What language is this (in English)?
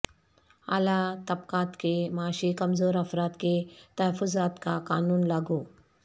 Urdu